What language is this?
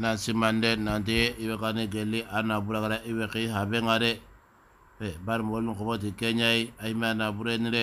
Arabic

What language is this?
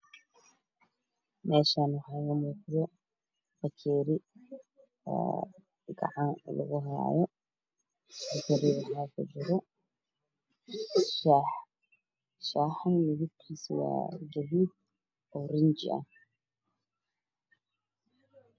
Somali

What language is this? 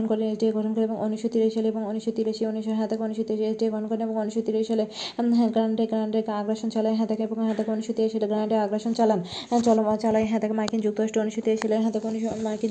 Bangla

